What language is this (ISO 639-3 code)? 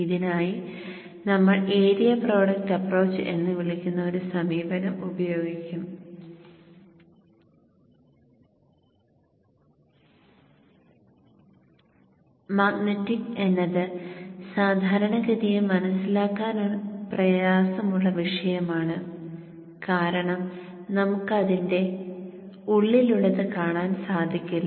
mal